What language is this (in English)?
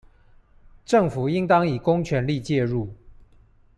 Chinese